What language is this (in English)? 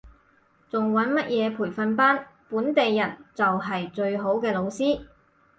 Cantonese